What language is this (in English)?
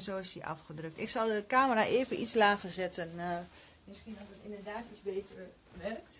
Dutch